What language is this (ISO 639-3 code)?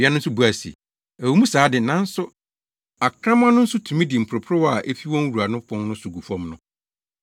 aka